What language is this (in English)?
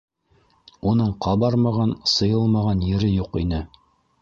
Bashkir